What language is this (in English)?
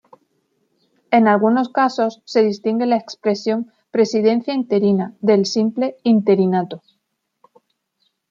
Spanish